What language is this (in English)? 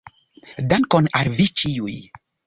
Esperanto